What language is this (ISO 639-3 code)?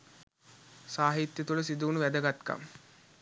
sin